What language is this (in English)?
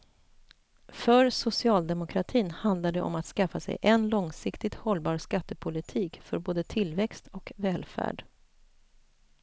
Swedish